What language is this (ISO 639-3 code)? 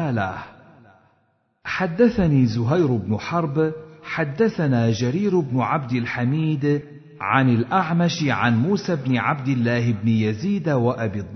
ara